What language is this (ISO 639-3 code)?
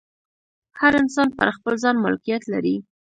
pus